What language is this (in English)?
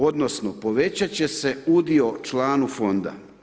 Croatian